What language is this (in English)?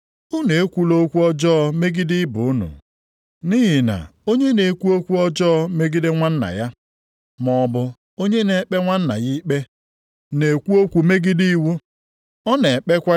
Igbo